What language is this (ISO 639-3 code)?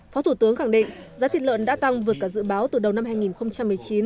vie